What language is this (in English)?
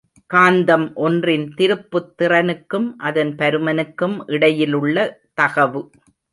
Tamil